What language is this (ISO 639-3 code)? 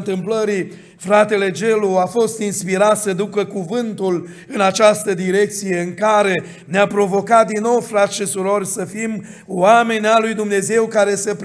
ron